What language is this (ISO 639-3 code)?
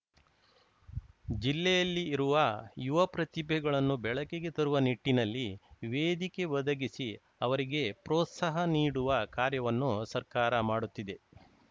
kan